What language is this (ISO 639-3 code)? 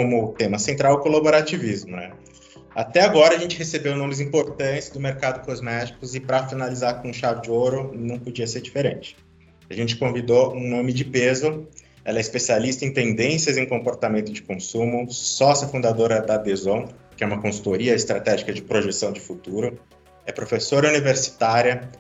por